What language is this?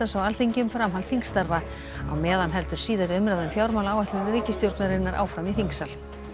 Icelandic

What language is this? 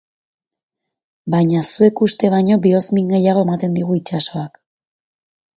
Basque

